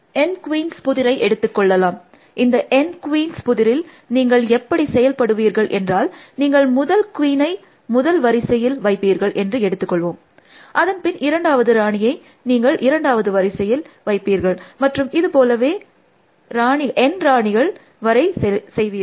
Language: Tamil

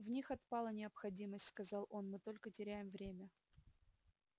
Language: Russian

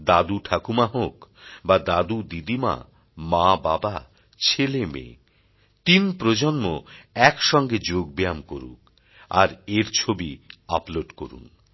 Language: Bangla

